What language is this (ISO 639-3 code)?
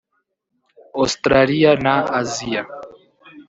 kin